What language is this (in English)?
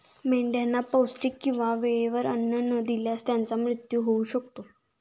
Marathi